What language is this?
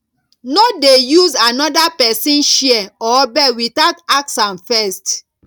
Nigerian Pidgin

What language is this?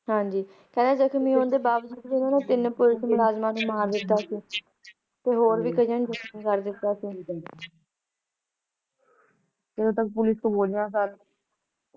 Punjabi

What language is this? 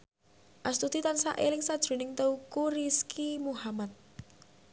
Javanese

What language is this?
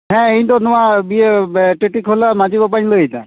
Santali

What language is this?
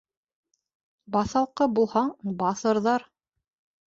Bashkir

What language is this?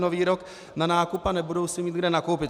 Czech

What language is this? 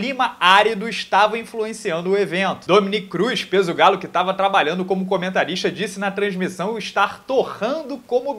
Portuguese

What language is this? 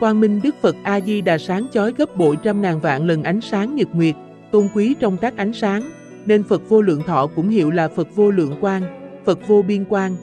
Vietnamese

